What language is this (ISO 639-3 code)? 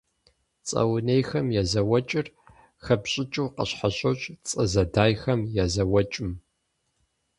kbd